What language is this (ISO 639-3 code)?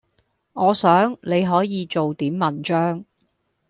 yue